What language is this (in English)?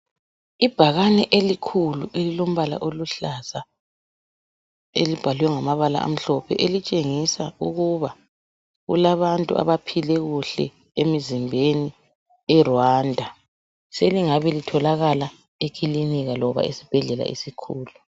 North Ndebele